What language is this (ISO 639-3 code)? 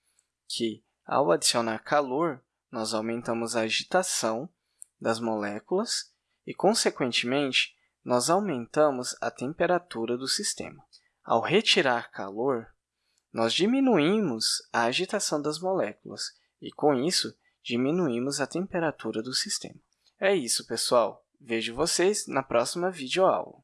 por